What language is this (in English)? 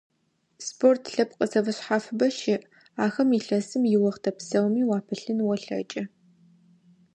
Adyghe